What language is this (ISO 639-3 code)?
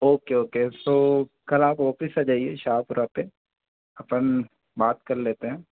hin